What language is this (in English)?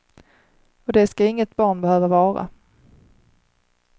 Swedish